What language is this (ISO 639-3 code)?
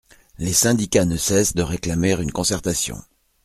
fra